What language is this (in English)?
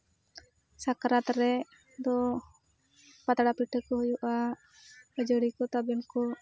Santali